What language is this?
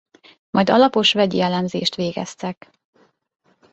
Hungarian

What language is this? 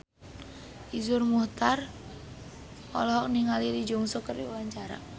Sundanese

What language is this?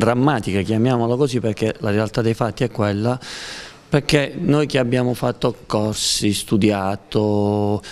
Italian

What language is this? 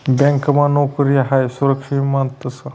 Marathi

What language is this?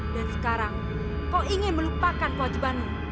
Indonesian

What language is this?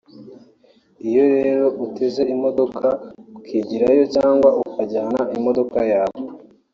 Kinyarwanda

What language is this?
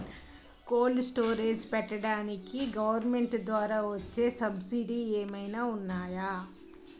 Telugu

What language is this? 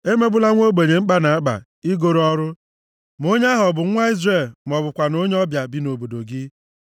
Igbo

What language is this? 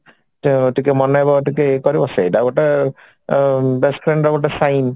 Odia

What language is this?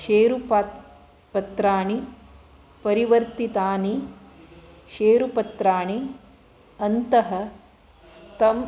Sanskrit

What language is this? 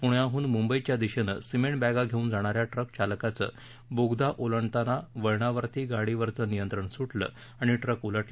Marathi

